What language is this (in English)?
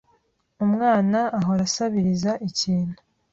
Kinyarwanda